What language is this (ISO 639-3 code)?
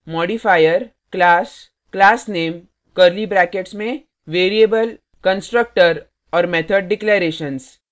hin